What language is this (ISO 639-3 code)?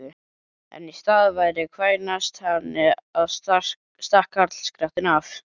isl